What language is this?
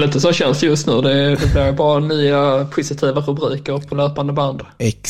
Swedish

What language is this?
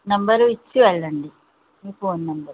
Telugu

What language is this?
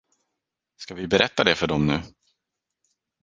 Swedish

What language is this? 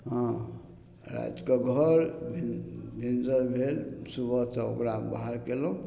Maithili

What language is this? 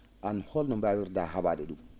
Fula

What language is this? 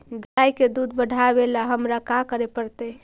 Magahi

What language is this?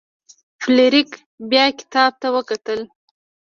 Pashto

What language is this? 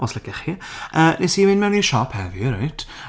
Welsh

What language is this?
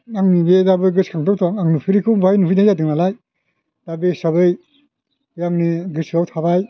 Bodo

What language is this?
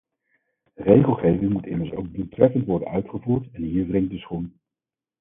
Dutch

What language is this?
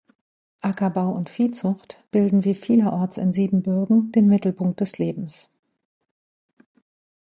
German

